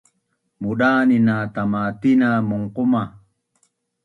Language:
Bunun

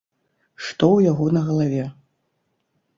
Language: Belarusian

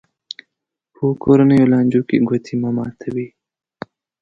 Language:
Pashto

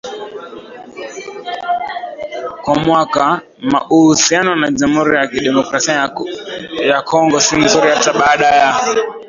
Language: Swahili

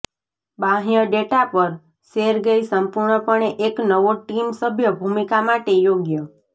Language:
Gujarati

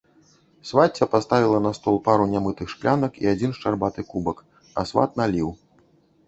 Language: Belarusian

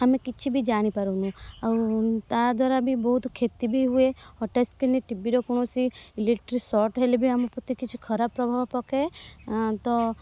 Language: Odia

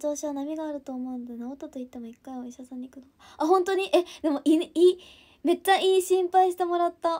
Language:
Japanese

